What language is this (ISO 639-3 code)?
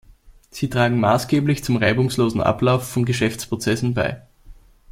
deu